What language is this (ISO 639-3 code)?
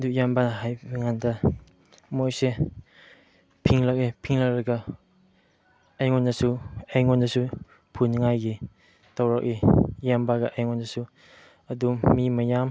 mni